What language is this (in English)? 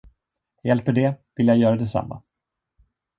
Swedish